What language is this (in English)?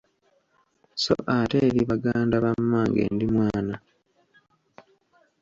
Ganda